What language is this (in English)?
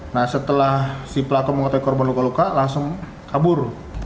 Indonesian